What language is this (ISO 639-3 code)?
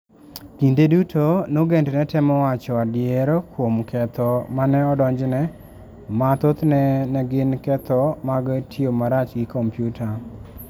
luo